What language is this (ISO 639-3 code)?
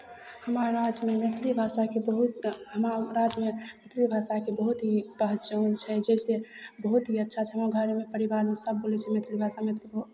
mai